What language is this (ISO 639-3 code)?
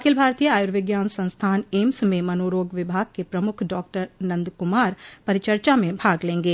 hin